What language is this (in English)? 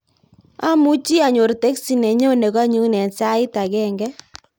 Kalenjin